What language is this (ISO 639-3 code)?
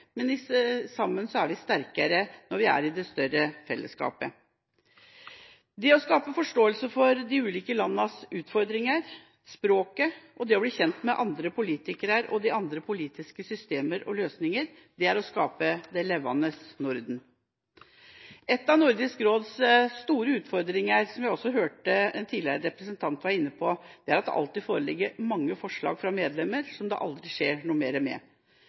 nob